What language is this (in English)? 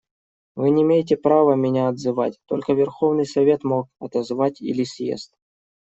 Russian